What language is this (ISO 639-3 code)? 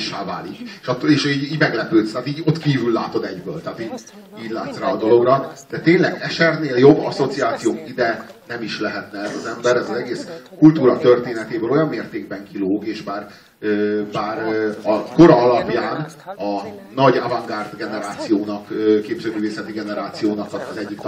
hun